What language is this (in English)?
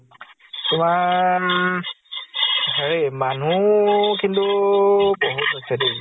Assamese